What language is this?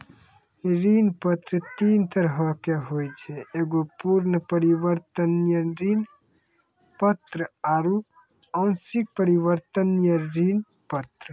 Maithili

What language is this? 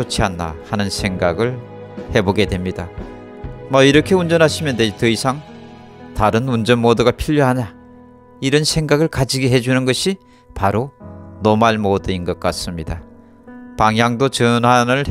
Korean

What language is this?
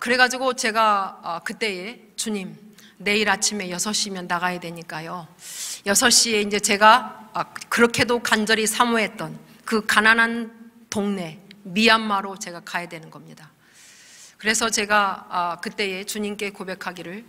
Korean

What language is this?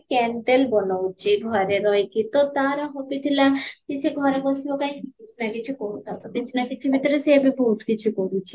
Odia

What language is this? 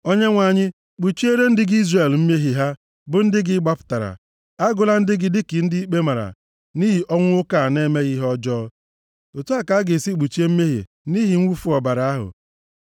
Igbo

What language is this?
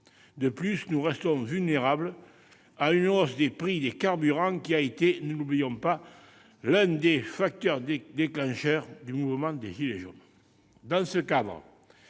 French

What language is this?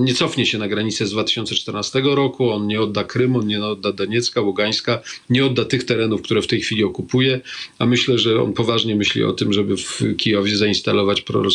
Polish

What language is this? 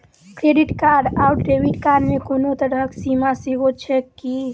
Maithili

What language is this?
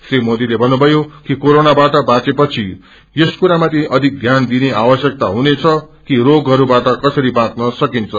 Nepali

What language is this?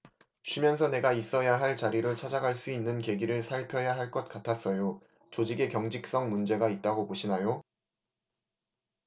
Korean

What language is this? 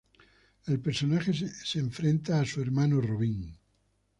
Spanish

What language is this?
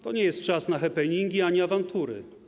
Polish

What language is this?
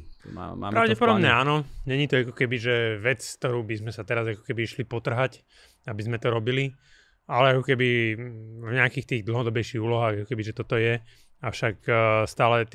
Slovak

